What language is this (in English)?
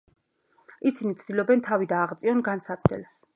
Georgian